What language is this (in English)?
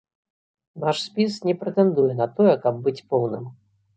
Belarusian